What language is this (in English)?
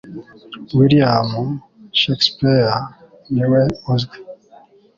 Kinyarwanda